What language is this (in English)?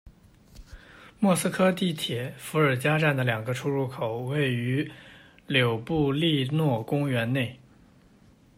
Chinese